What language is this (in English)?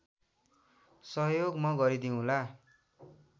Nepali